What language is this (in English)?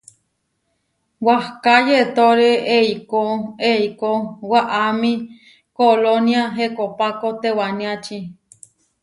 Huarijio